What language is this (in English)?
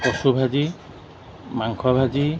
Assamese